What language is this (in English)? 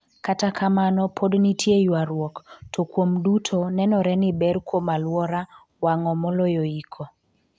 Luo (Kenya and Tanzania)